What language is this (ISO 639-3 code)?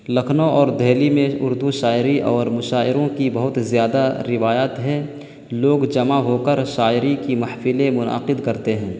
urd